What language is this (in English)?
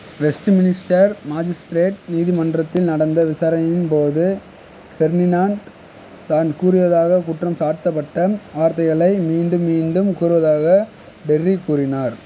Tamil